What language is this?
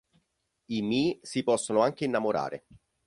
Italian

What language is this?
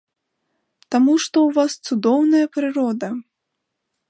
Belarusian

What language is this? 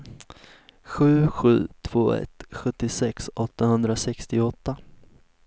Swedish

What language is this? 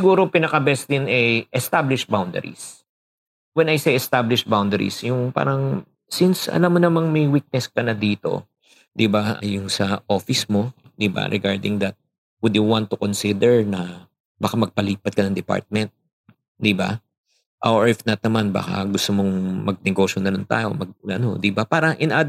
Filipino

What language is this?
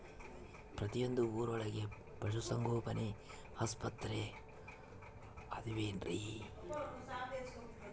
Kannada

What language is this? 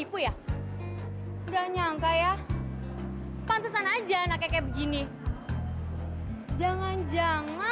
Indonesian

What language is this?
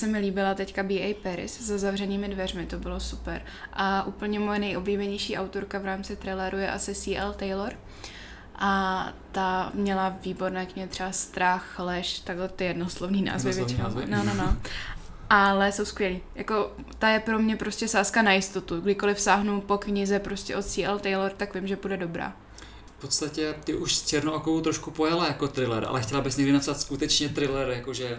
Czech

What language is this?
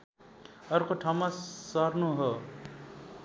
Nepali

